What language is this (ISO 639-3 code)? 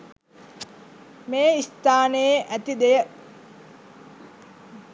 sin